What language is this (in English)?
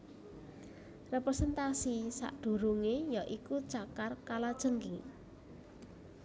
Javanese